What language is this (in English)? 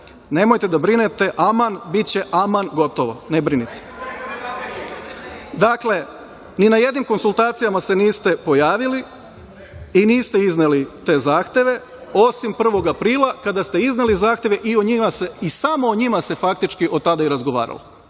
Serbian